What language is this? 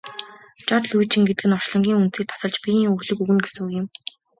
Mongolian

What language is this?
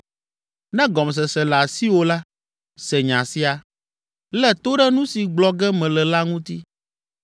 Ewe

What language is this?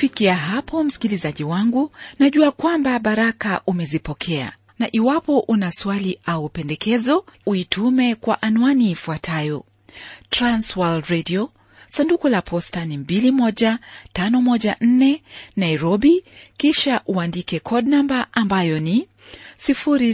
Swahili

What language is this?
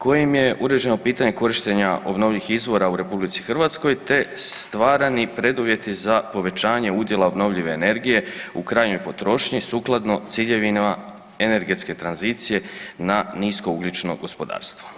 Croatian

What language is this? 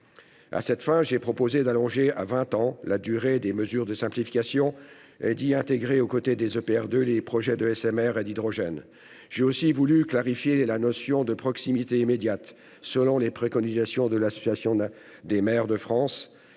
French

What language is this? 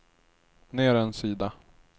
Swedish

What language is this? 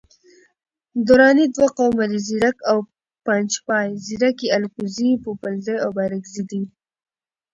Pashto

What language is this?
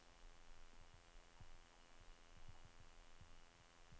Norwegian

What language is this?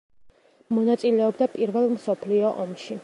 Georgian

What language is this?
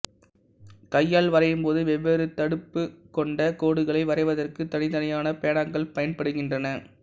Tamil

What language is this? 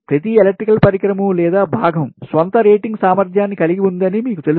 Telugu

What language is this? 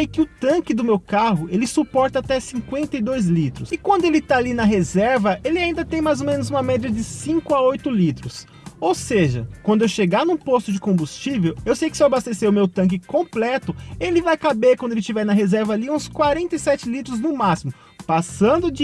Portuguese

